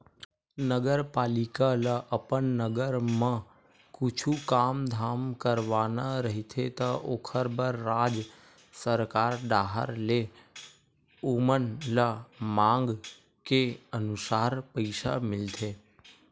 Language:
Chhattisgarhi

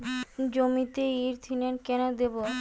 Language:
Bangla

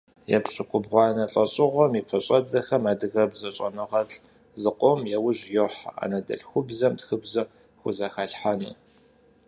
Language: Kabardian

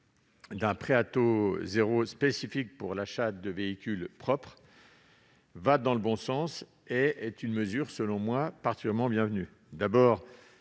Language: French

